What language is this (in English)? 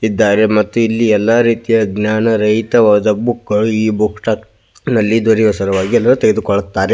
Kannada